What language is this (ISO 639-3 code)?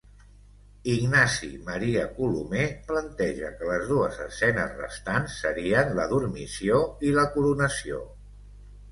cat